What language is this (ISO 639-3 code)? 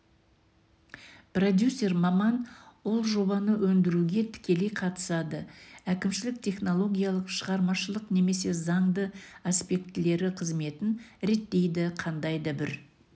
kaz